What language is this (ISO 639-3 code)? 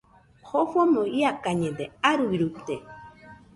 hux